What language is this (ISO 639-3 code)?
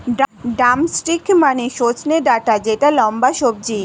ben